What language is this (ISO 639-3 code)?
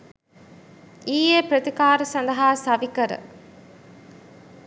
sin